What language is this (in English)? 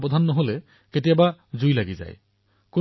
Assamese